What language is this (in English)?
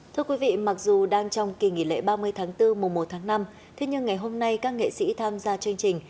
Vietnamese